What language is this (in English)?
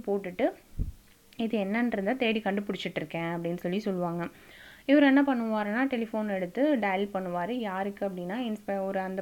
Tamil